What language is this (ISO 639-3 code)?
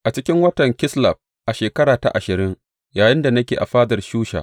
hau